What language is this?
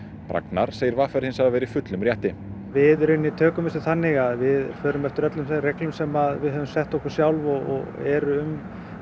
Icelandic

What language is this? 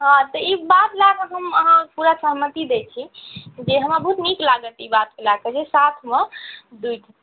Maithili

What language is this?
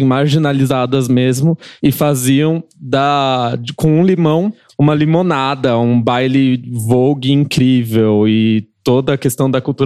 Portuguese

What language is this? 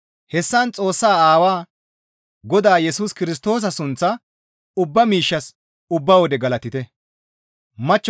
Gamo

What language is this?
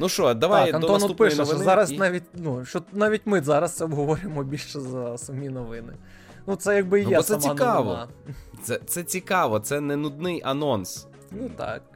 Ukrainian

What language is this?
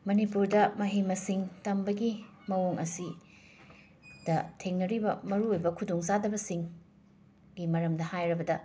Manipuri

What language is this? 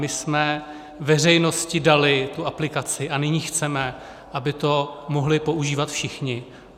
Czech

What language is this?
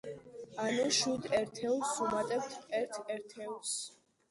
Georgian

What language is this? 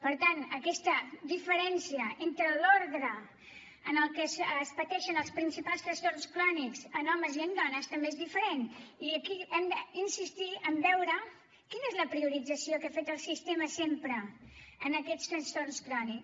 Catalan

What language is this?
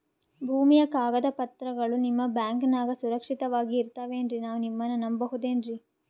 Kannada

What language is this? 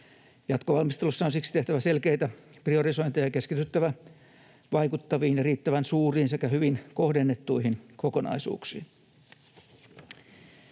Finnish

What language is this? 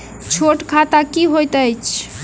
Maithili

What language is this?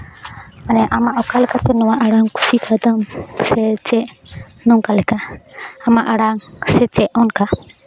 Santali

